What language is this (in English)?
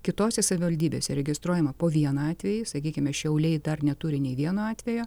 Lithuanian